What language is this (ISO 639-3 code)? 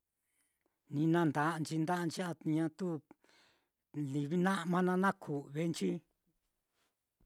vmm